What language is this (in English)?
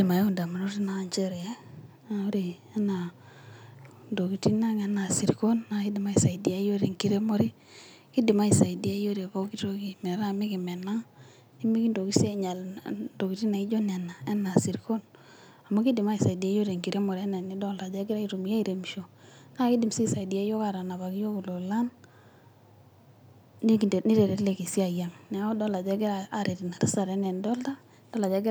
Masai